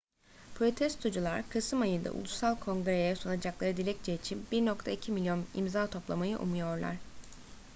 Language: Turkish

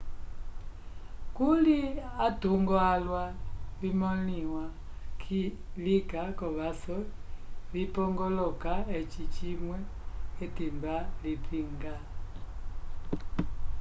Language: Umbundu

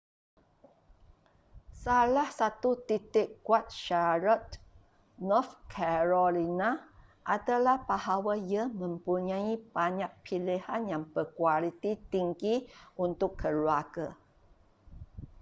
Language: Malay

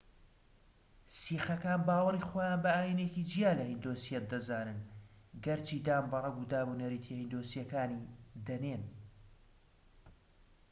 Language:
Central Kurdish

